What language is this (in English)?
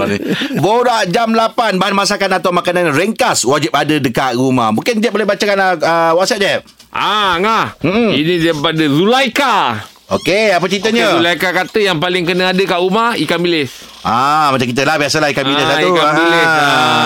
Malay